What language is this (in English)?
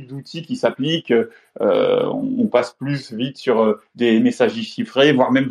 French